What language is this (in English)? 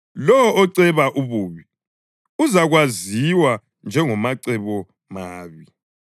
North Ndebele